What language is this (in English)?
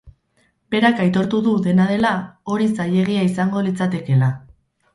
Basque